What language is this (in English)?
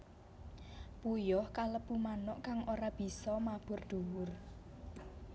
Javanese